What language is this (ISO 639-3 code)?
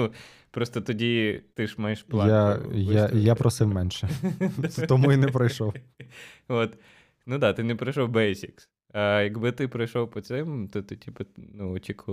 ukr